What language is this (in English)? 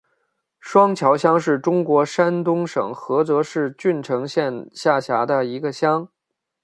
Chinese